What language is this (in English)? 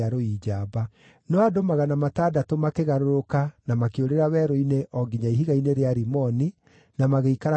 Kikuyu